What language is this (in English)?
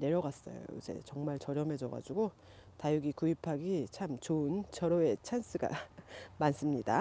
Korean